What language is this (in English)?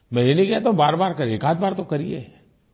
Hindi